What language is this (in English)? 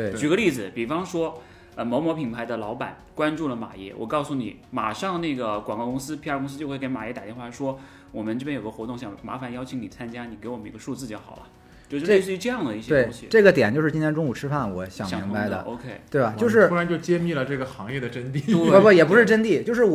Chinese